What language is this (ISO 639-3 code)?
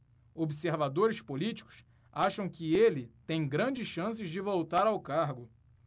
por